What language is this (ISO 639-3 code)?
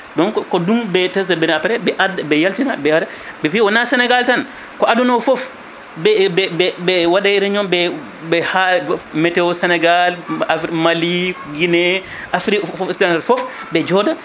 ful